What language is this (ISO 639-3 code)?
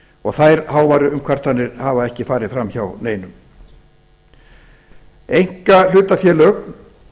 isl